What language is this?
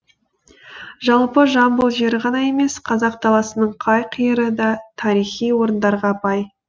Kazakh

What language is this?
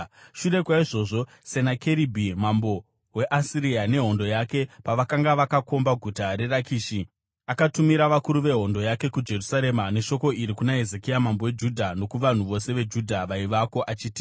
Shona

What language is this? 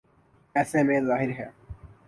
Urdu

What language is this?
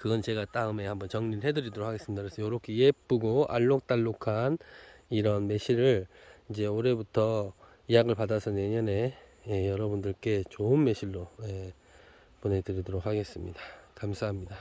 Korean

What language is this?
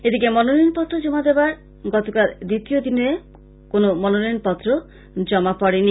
Bangla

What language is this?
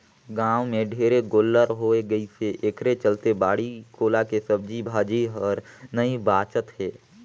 Chhattisgarhi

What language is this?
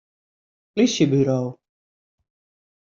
Western Frisian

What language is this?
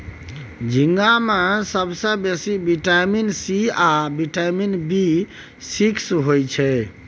Maithili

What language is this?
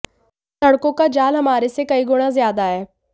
Hindi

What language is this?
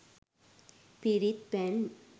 Sinhala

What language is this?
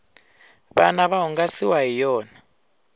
Tsonga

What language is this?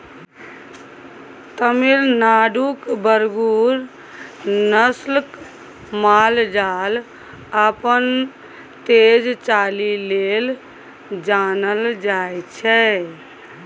Maithili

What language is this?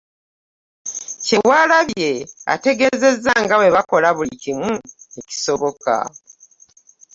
Ganda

